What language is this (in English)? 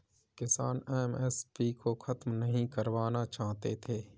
Hindi